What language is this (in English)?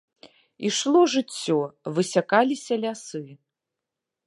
Belarusian